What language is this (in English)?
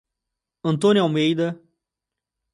Portuguese